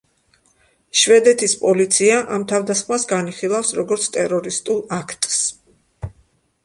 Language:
Georgian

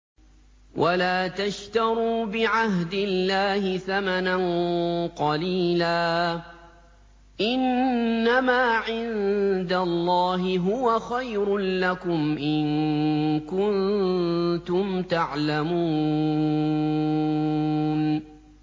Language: Arabic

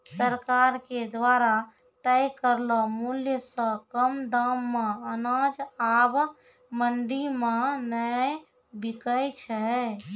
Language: Maithili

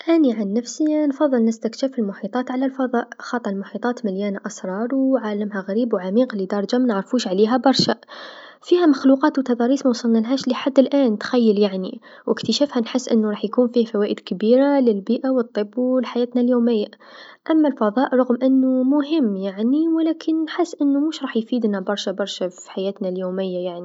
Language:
Tunisian Arabic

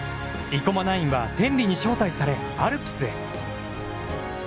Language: Japanese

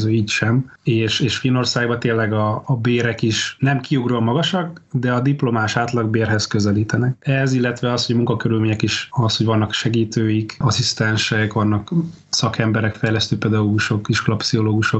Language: Hungarian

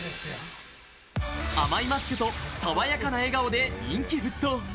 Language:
Japanese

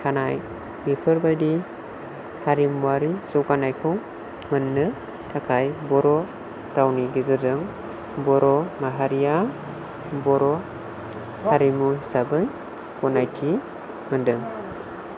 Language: Bodo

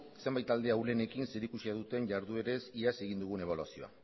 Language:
Basque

